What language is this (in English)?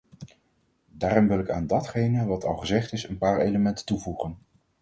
Dutch